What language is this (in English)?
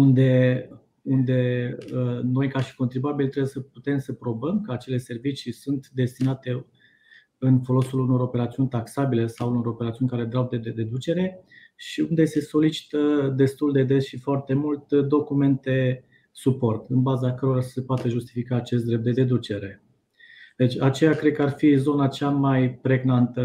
Romanian